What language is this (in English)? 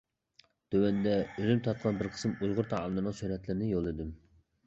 Uyghur